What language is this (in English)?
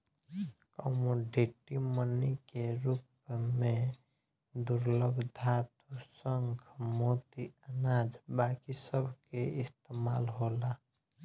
Bhojpuri